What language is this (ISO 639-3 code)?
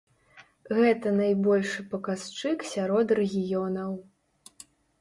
bel